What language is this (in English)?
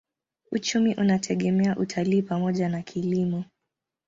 Swahili